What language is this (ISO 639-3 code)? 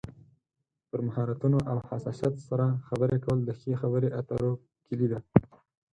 pus